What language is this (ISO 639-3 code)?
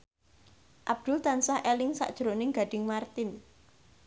jav